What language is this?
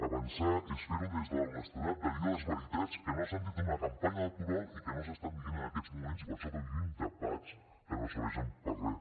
Catalan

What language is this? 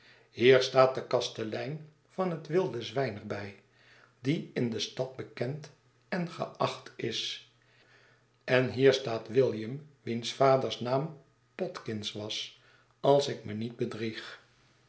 Dutch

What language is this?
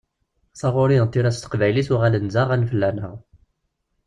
Kabyle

